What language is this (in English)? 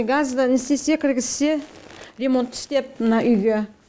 Kazakh